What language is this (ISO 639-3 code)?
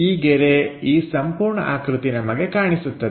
kan